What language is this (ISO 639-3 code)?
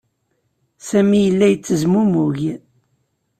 kab